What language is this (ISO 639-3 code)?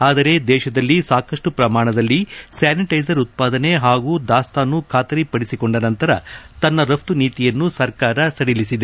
kan